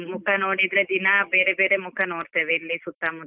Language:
Kannada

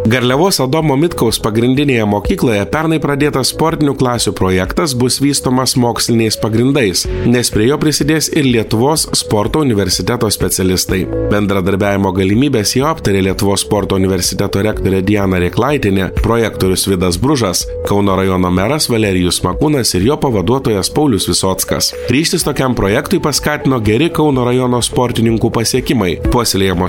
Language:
Lithuanian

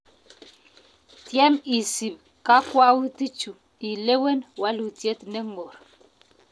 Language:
Kalenjin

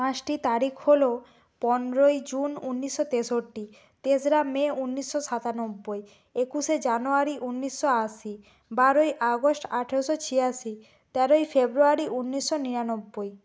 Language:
Bangla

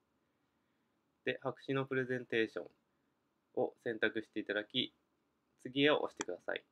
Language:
Japanese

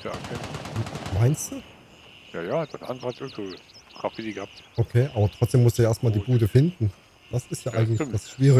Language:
German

